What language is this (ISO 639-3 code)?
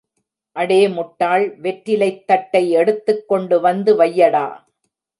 tam